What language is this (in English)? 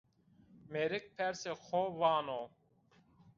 Zaza